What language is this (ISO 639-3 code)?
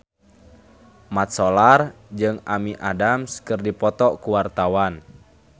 sun